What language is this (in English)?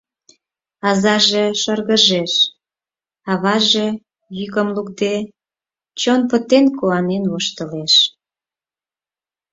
Mari